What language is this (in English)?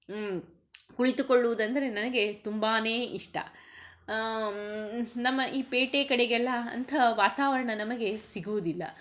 Kannada